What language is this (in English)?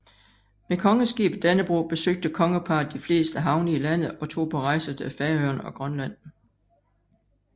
Danish